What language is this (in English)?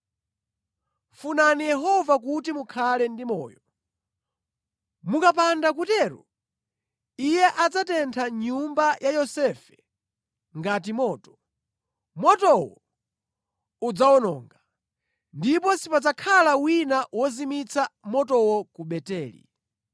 Nyanja